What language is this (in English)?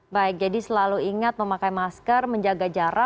Indonesian